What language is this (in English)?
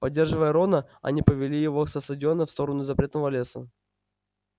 Russian